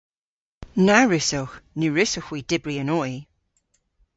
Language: Cornish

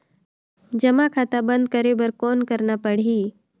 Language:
Chhattisgarhi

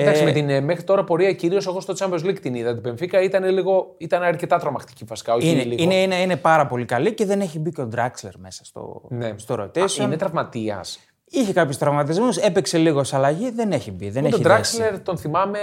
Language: Greek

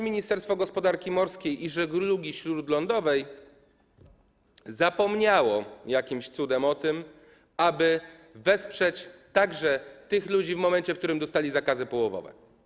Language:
Polish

